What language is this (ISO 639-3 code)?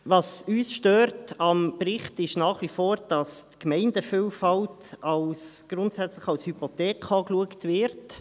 gsw